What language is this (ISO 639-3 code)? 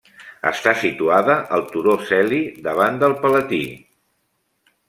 cat